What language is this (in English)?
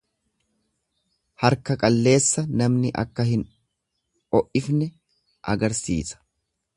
Oromo